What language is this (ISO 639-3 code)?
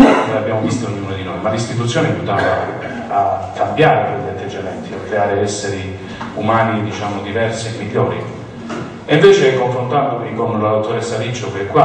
ita